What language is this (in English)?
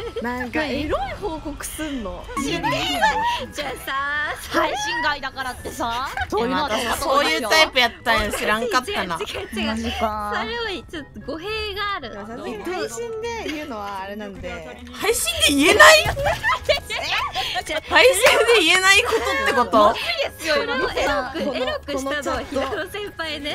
Japanese